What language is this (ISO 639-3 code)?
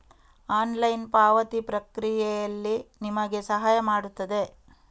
kan